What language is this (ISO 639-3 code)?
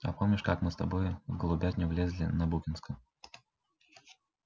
rus